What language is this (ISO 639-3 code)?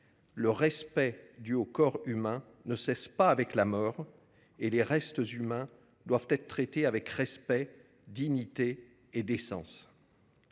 fra